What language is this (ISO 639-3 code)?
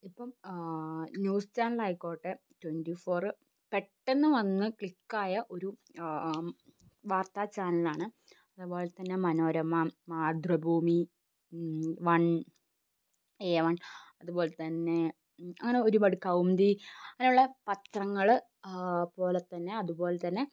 mal